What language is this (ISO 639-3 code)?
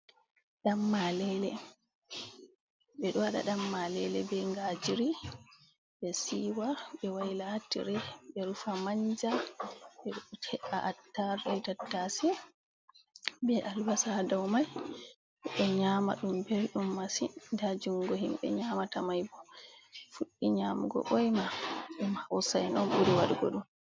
ful